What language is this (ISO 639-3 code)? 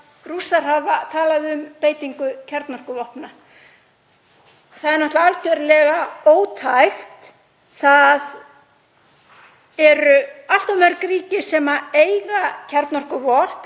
isl